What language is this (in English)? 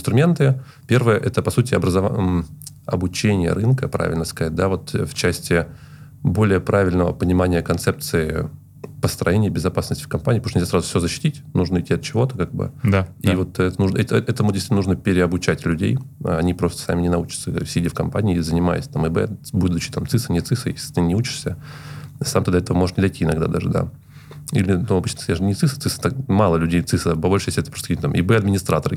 Russian